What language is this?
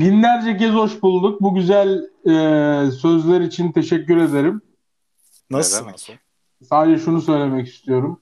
Turkish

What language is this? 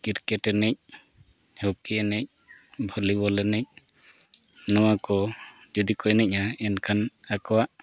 Santali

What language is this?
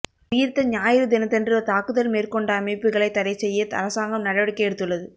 Tamil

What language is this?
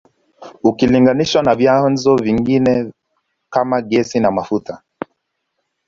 Swahili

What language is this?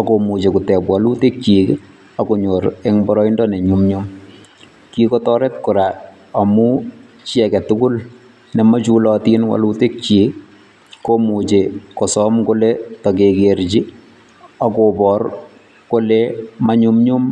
Kalenjin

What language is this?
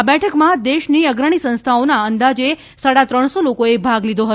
Gujarati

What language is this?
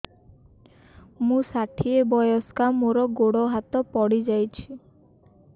Odia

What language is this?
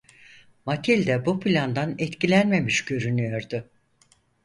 Turkish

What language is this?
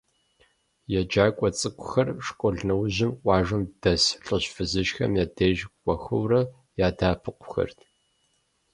Kabardian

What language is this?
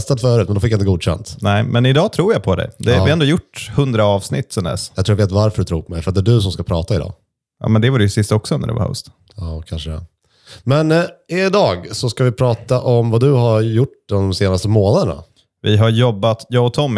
Swedish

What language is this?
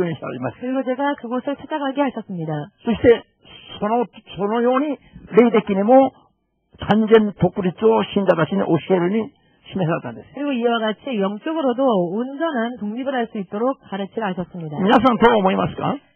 Korean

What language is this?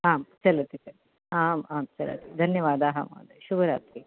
Sanskrit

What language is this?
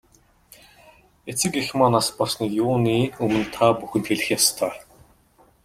Mongolian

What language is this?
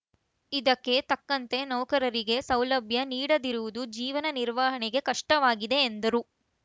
Kannada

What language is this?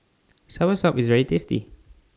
English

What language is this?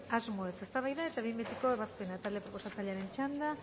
Basque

